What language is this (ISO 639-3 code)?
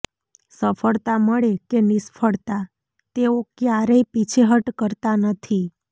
guj